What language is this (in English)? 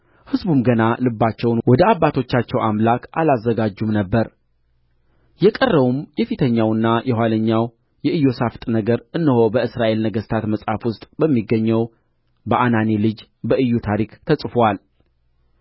Amharic